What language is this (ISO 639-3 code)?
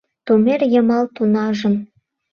chm